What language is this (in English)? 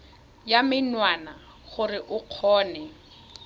Tswana